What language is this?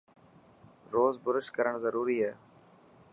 Dhatki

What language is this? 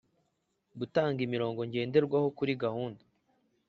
Kinyarwanda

